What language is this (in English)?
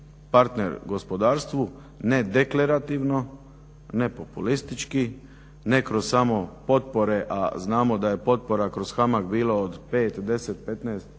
Croatian